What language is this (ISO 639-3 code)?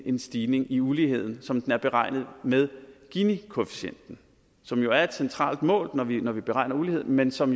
dan